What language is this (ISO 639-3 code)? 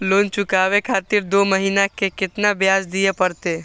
mai